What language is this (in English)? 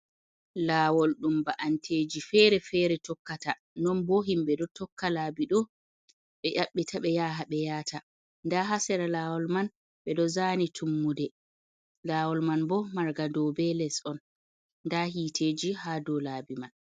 Fula